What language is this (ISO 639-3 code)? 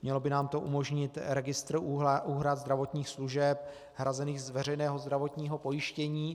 ces